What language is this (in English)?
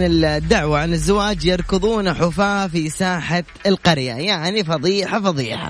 Arabic